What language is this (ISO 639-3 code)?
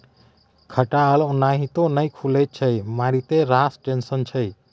mai